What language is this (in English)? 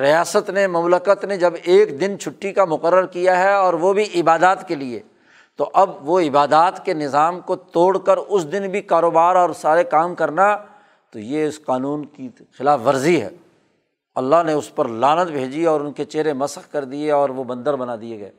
Urdu